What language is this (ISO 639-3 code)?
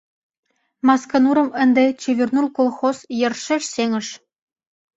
chm